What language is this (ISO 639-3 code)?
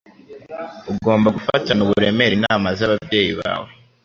kin